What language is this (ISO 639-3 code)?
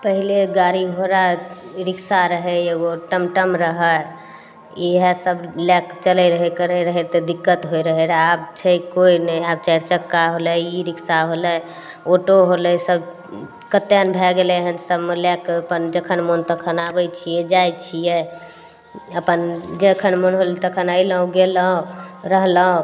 mai